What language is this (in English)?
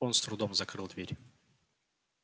Russian